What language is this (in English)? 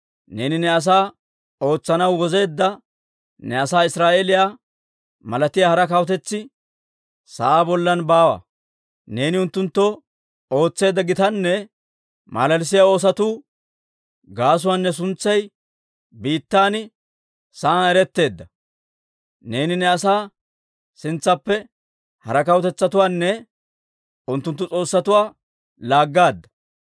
Dawro